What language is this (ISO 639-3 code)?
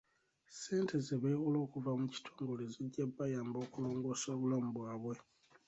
lug